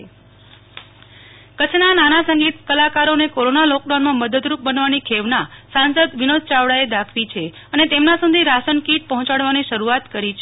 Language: Gujarati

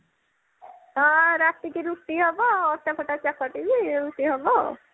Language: Odia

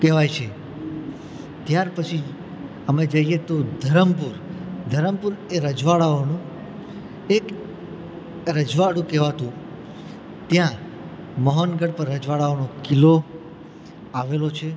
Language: Gujarati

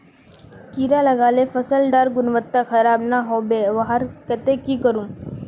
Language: Magahi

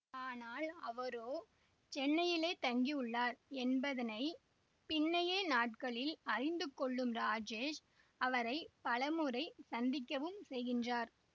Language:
Tamil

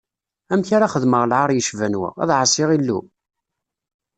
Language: Kabyle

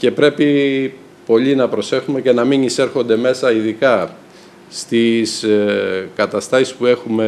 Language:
Greek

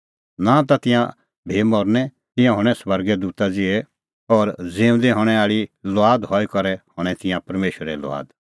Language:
Kullu Pahari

